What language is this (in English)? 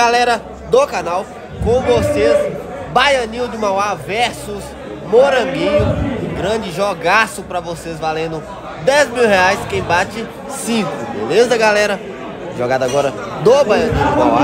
Portuguese